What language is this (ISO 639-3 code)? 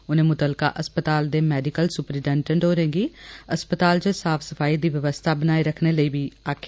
doi